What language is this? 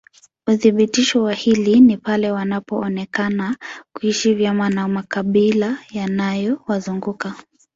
Swahili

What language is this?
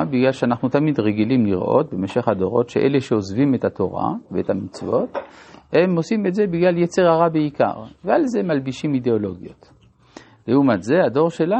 Hebrew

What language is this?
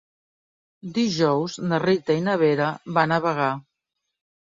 Catalan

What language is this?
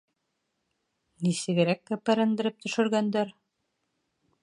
Bashkir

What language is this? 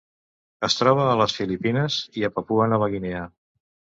Catalan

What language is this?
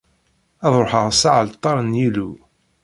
Kabyle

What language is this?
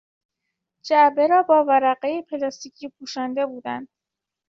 Persian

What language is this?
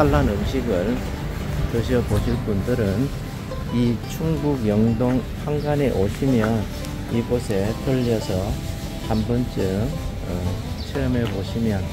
Korean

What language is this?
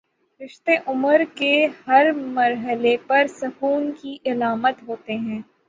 Urdu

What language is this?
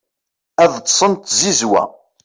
Kabyle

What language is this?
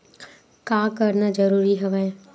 Chhattisgarhi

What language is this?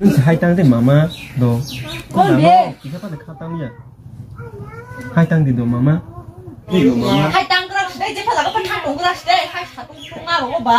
Thai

